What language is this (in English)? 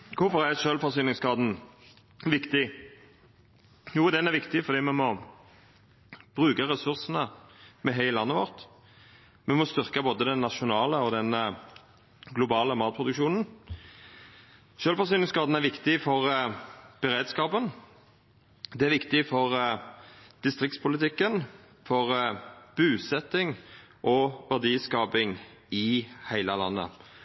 Norwegian Nynorsk